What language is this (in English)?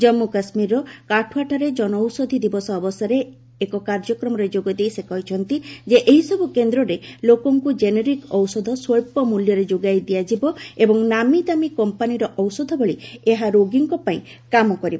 Odia